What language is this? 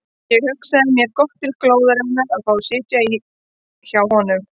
Icelandic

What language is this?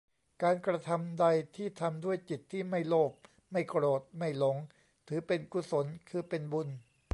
Thai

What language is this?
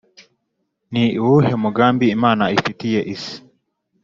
Kinyarwanda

